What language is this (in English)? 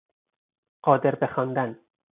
Persian